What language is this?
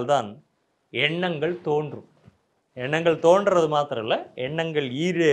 Tamil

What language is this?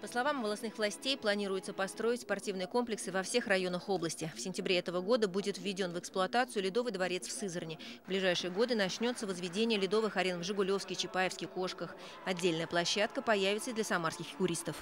Russian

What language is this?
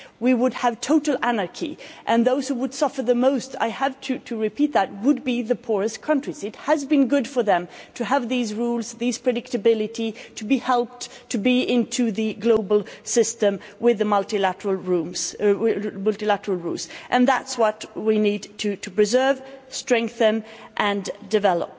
English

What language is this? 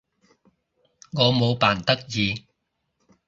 Cantonese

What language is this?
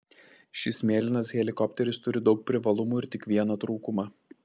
Lithuanian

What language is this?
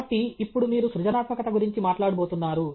Telugu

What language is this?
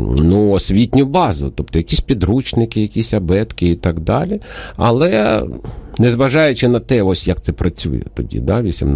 Ukrainian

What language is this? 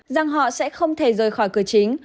Vietnamese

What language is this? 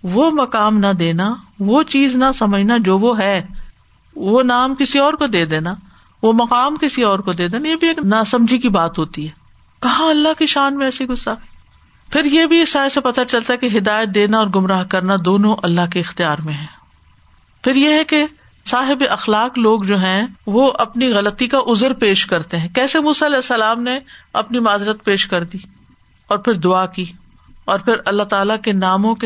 Urdu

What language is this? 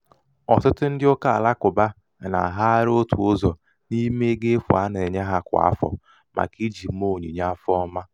Igbo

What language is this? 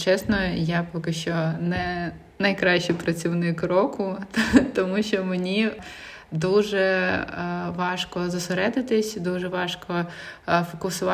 Ukrainian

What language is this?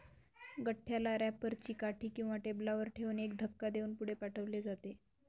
Marathi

